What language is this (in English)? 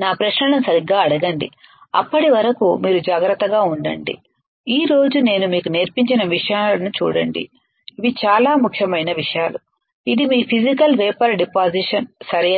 Telugu